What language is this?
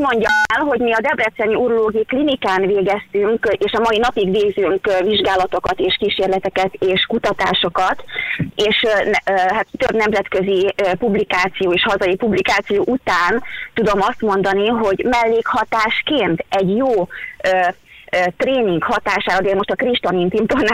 Hungarian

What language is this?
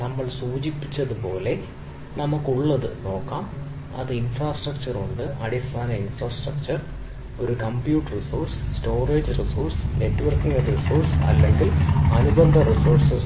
Malayalam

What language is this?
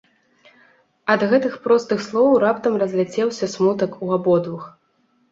Belarusian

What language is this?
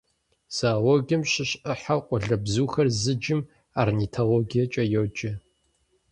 Kabardian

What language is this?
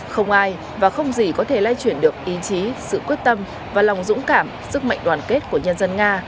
Vietnamese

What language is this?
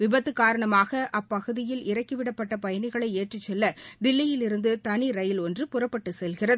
Tamil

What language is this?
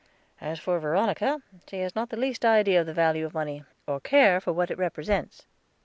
English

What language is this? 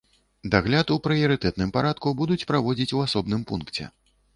Belarusian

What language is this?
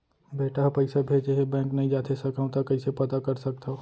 Chhattisgarhi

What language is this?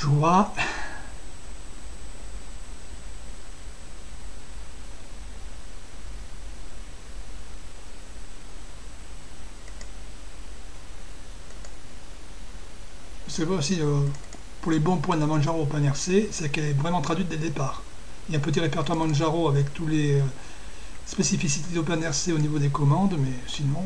French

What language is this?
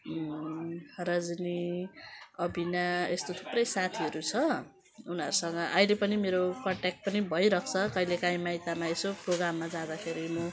Nepali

